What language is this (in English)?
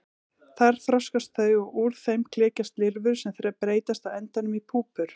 Icelandic